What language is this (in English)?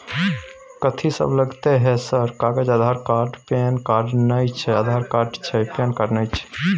Maithili